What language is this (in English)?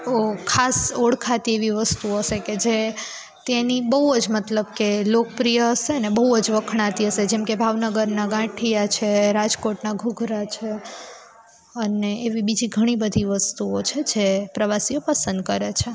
Gujarati